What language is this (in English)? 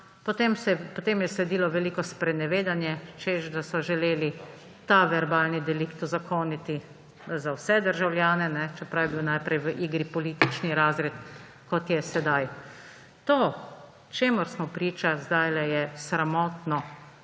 Slovenian